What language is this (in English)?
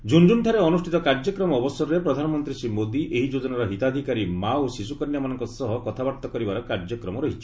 Odia